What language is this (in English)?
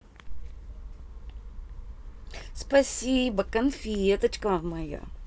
Russian